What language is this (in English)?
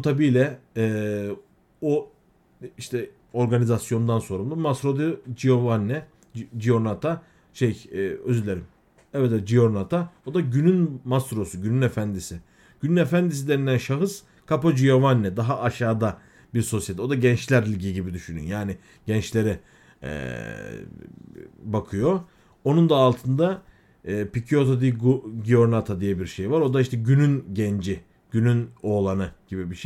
Turkish